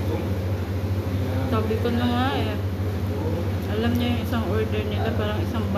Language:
Filipino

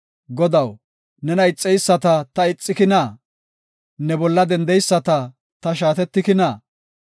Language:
Gofa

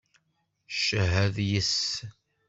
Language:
Kabyle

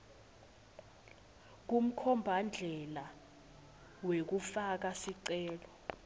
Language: Swati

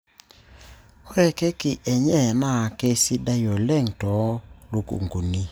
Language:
Masai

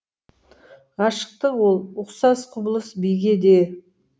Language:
Kazakh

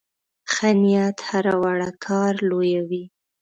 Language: Pashto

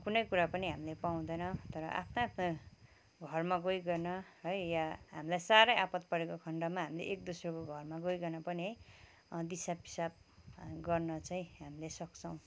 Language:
Nepali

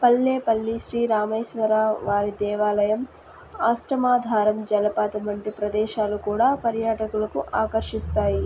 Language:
Telugu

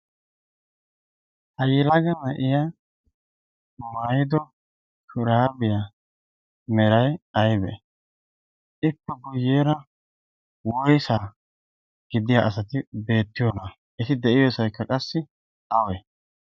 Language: Wolaytta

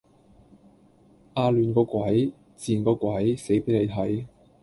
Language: Cantonese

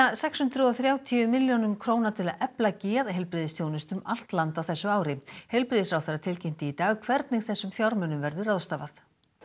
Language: Icelandic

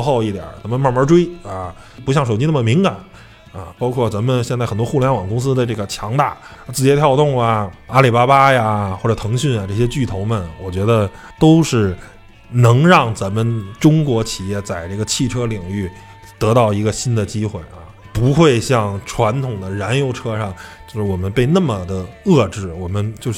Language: Chinese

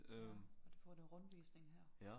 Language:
Danish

